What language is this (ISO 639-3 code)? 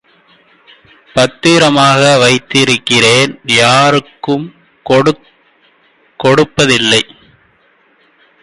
tam